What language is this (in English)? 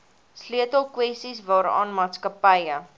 Afrikaans